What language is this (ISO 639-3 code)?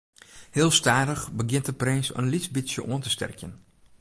fry